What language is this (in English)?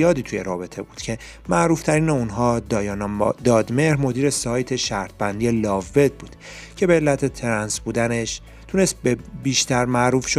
Persian